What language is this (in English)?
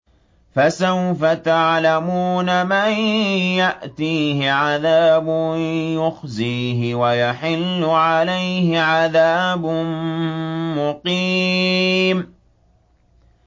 Arabic